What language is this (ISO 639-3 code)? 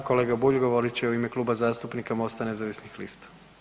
hrv